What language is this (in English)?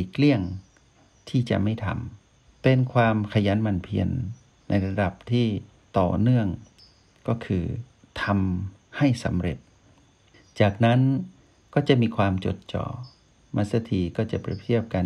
Thai